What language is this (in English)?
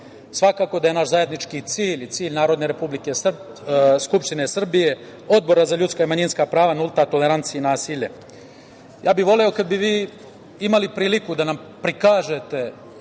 Serbian